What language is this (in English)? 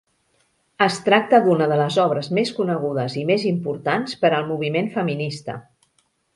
Catalan